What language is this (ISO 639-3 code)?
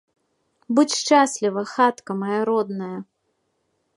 bel